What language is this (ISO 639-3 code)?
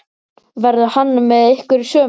isl